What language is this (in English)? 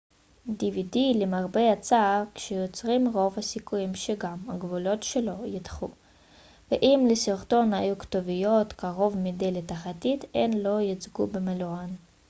Hebrew